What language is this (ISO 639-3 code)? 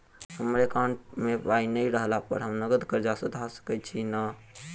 mai